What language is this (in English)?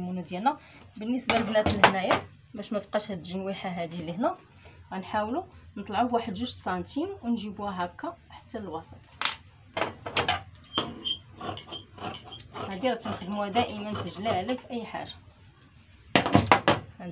Arabic